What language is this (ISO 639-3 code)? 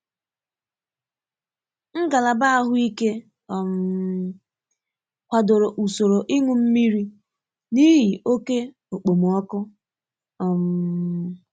ibo